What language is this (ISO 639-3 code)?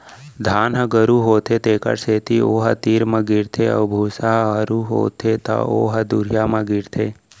hne